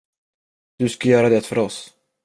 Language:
Swedish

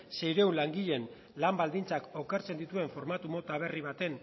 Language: Basque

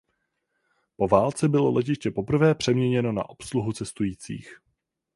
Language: Czech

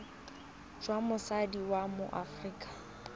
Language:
Tswana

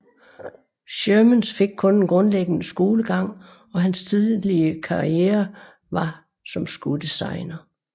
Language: Danish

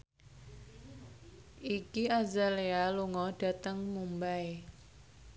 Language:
Javanese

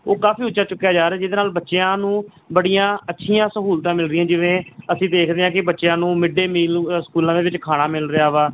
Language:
Punjabi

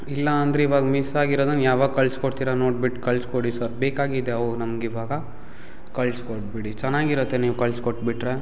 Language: Kannada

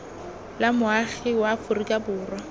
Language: Tswana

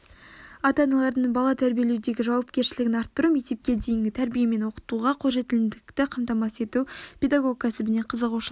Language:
Kazakh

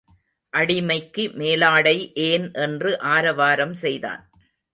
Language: Tamil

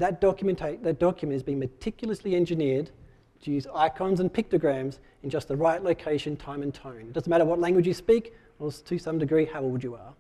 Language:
English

